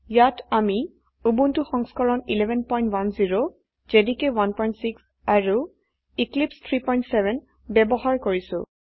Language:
Assamese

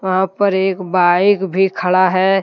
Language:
Hindi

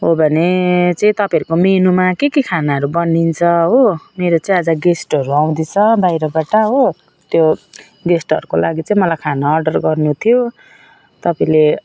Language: Nepali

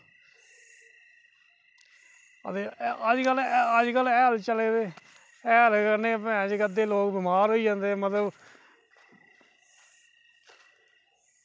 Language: Dogri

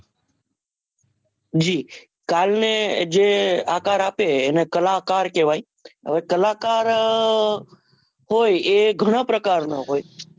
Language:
Gujarati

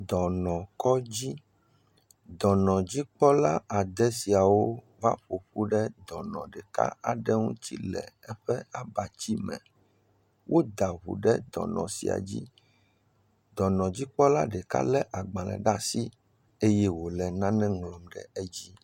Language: Ewe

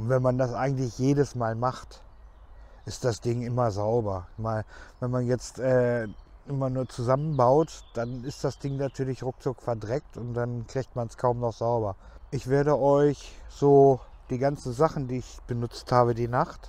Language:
German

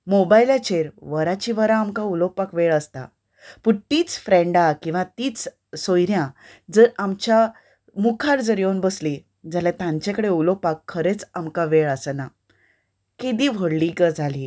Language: Konkani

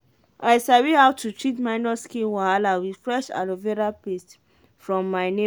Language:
Nigerian Pidgin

